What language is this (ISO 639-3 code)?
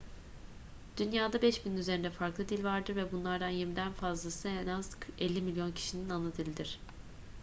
tur